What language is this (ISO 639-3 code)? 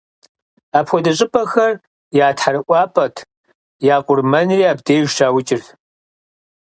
kbd